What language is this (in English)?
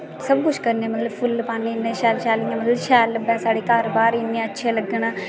Dogri